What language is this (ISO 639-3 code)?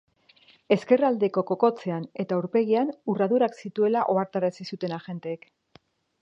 eus